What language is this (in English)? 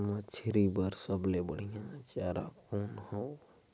Chhattisgarhi